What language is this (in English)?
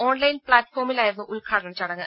Malayalam